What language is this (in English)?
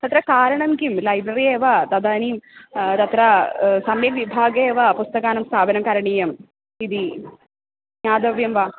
Sanskrit